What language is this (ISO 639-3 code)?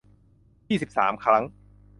tha